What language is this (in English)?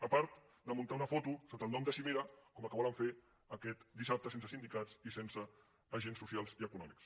Catalan